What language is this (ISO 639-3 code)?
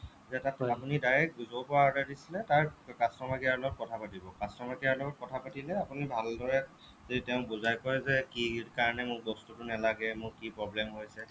asm